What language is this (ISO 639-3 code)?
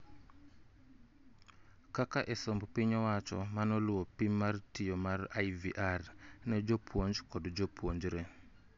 luo